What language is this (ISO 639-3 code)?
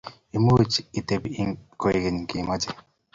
kln